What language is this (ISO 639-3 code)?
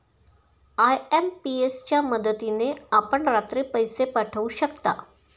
mar